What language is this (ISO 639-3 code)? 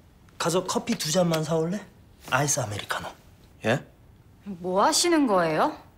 kor